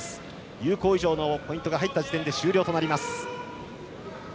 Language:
Japanese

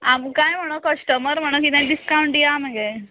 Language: Konkani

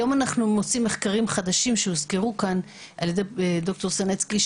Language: Hebrew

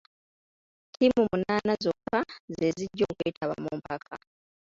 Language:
Ganda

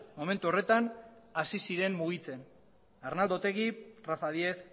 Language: Basque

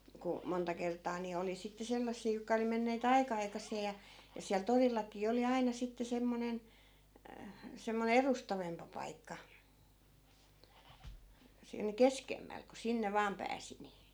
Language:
Finnish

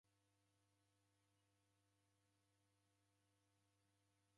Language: Taita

